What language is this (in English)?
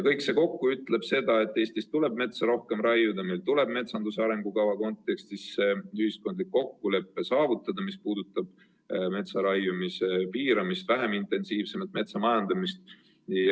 Estonian